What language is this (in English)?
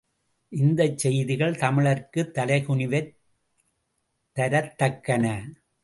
Tamil